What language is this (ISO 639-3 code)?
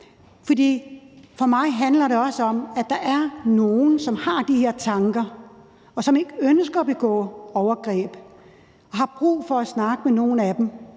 dan